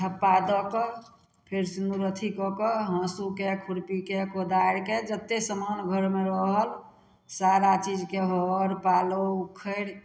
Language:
Maithili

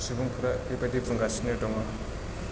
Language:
Bodo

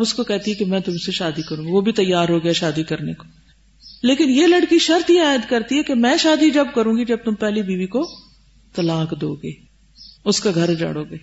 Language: Urdu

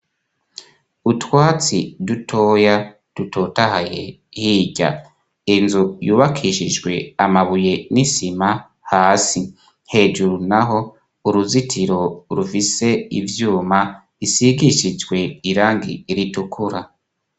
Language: Rundi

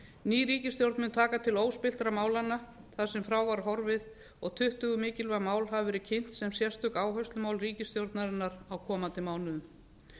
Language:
Icelandic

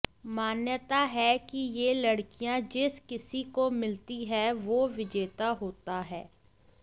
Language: Hindi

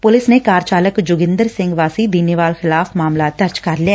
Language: Punjabi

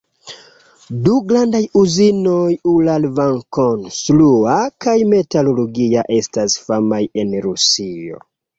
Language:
Esperanto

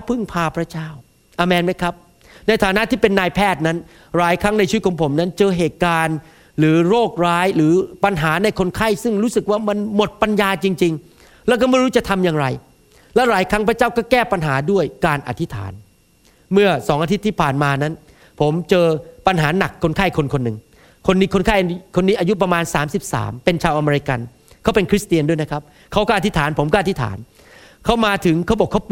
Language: Thai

